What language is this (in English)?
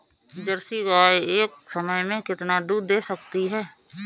Hindi